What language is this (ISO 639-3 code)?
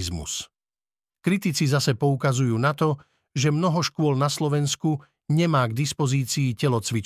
slk